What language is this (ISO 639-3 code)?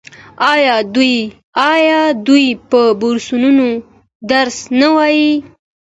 pus